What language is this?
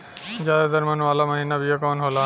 Bhojpuri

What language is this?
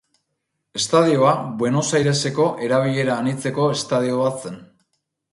Basque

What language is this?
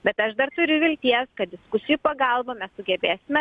Lithuanian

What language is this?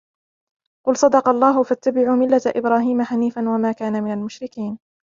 Arabic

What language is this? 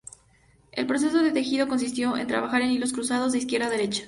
Spanish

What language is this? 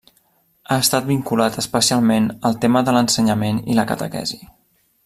Catalan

